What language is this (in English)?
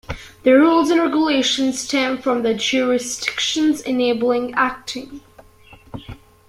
English